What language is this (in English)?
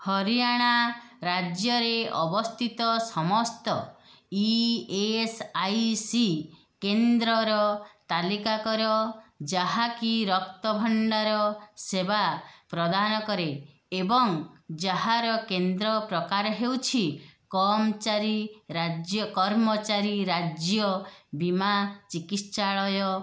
Odia